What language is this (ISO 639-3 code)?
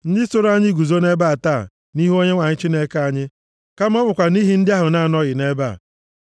ibo